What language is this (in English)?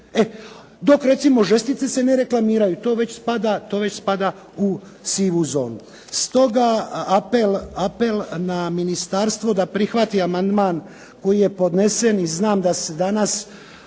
Croatian